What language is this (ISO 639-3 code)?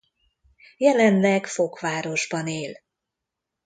hun